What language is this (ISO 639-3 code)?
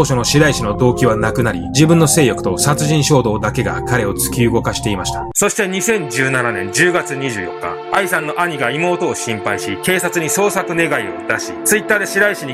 jpn